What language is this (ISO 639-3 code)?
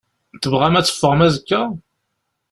kab